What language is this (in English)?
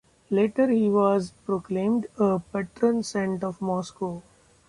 English